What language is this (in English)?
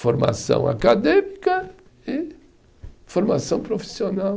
Portuguese